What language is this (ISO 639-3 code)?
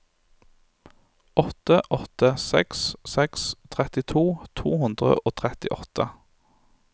nor